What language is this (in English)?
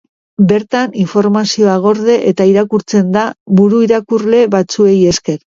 Basque